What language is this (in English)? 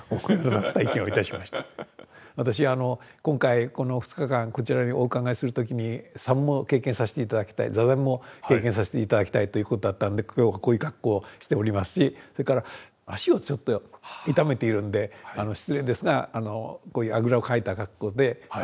Japanese